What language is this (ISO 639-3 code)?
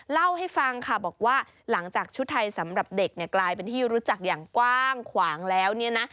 tha